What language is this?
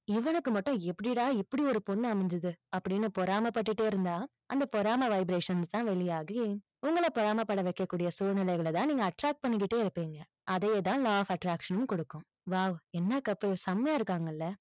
Tamil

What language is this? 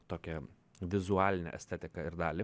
Lithuanian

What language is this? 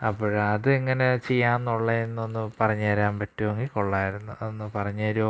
Malayalam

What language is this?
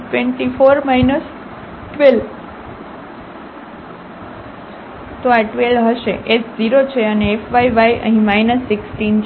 Gujarati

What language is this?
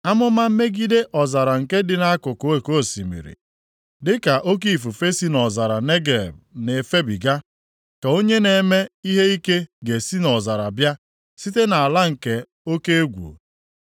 Igbo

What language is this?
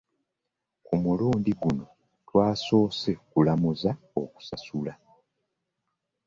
Ganda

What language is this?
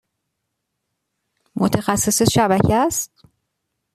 Persian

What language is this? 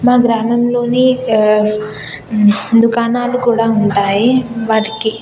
Telugu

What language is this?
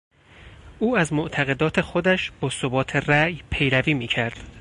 Persian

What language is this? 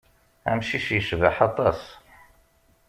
Kabyle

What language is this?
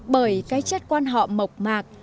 Vietnamese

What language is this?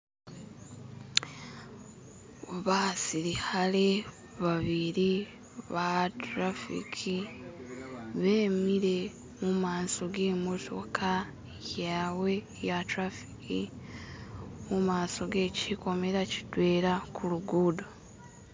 Masaaba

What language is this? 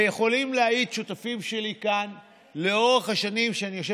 Hebrew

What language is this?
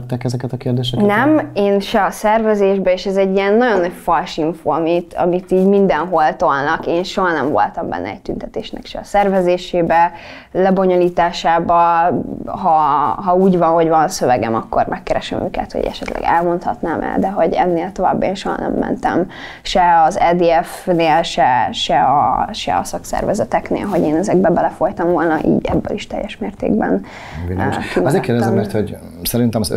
Hungarian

